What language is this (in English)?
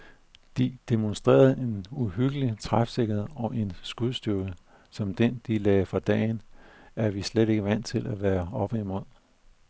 Danish